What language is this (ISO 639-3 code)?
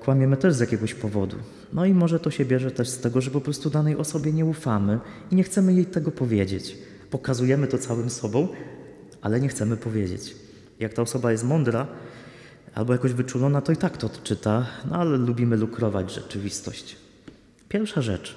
pol